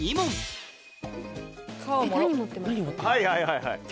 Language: Japanese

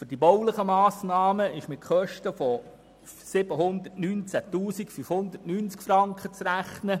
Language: Swiss German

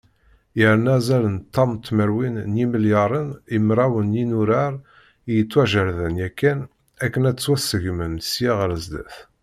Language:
Kabyle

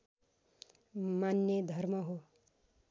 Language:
Nepali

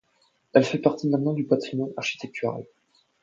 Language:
French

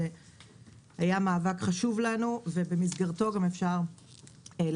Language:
Hebrew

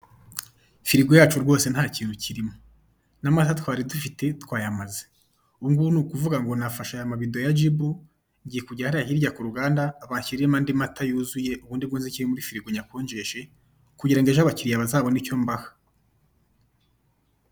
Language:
Kinyarwanda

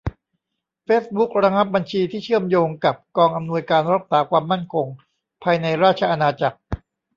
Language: Thai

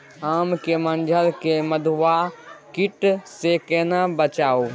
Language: Maithili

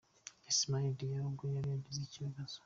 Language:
Kinyarwanda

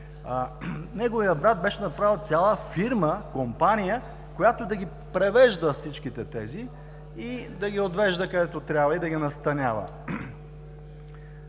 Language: Bulgarian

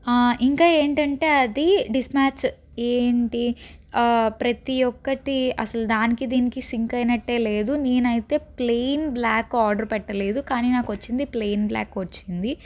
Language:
Telugu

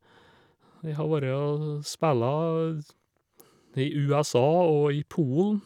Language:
Norwegian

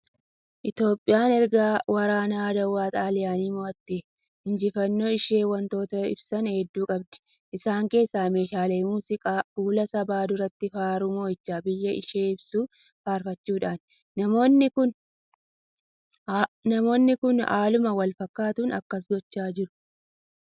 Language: Oromo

